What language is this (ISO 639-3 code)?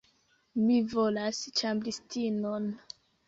epo